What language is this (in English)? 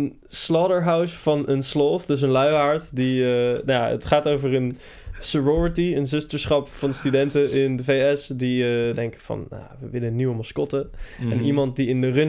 Dutch